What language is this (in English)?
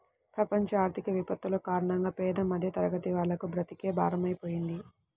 Telugu